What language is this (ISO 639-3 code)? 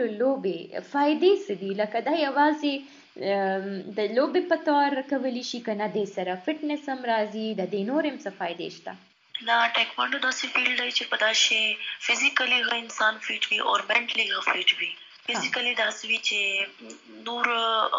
urd